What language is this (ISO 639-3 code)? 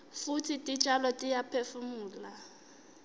ssw